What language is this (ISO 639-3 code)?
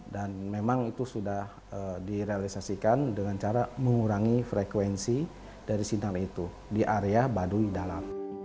ind